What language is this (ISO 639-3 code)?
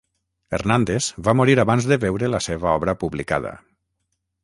cat